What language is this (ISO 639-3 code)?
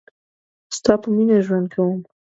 pus